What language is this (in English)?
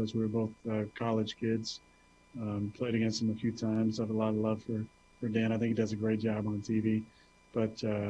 Spanish